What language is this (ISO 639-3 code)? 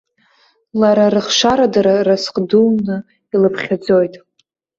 abk